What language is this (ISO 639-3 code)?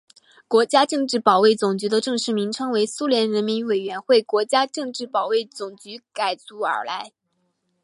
zho